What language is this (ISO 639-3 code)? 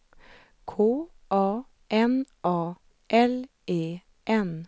swe